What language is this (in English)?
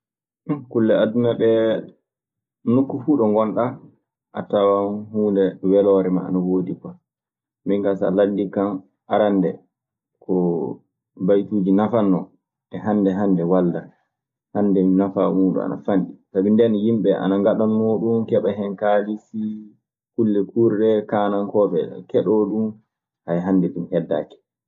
Maasina Fulfulde